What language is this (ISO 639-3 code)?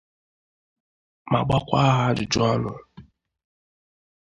ibo